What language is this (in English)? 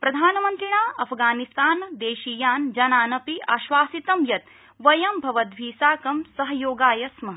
Sanskrit